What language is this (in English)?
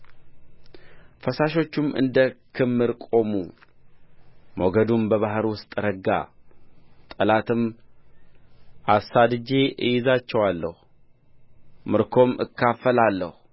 Amharic